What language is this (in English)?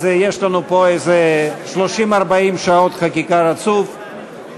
Hebrew